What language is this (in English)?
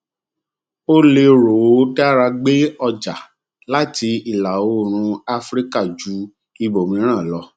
Yoruba